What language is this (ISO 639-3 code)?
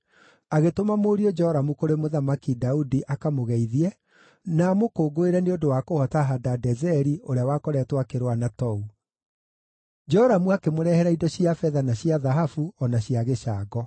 kik